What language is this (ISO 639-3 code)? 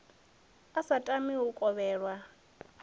ven